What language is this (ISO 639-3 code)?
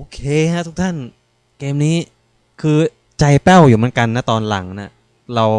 tha